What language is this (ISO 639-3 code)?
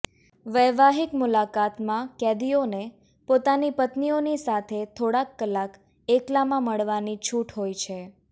guj